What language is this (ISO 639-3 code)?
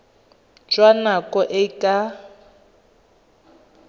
tsn